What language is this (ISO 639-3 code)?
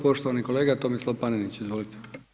hrv